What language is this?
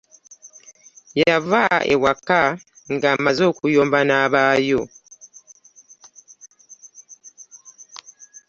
Ganda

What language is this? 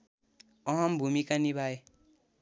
Nepali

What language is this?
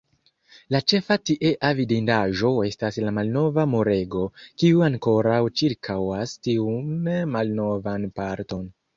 Esperanto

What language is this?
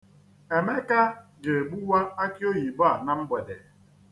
Igbo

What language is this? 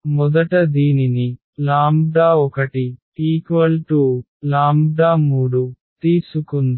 Telugu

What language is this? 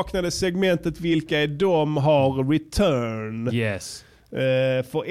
Swedish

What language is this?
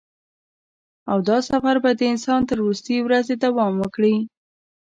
Pashto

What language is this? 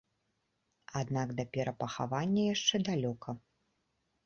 Belarusian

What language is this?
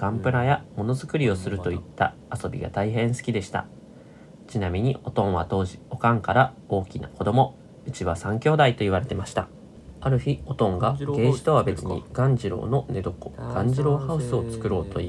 Japanese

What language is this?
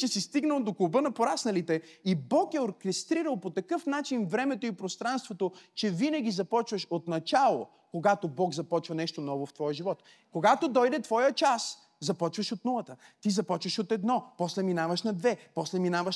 Bulgarian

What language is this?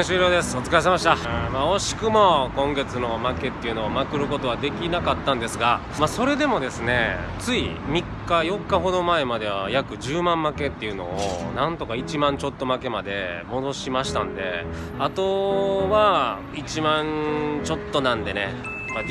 Japanese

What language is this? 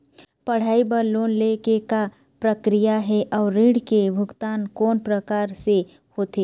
Chhattisgarhi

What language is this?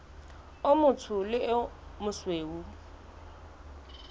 Southern Sotho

